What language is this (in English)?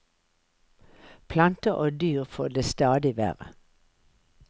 Norwegian